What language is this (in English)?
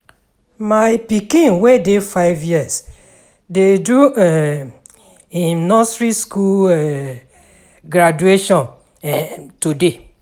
Nigerian Pidgin